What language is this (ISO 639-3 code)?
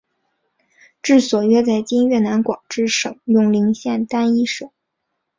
zho